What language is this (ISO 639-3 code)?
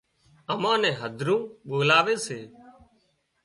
kxp